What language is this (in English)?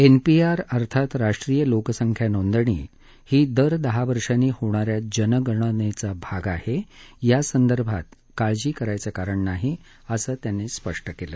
Marathi